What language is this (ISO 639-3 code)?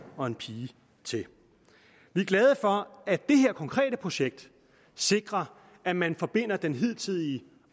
dan